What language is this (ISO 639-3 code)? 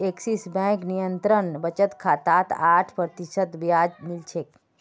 mag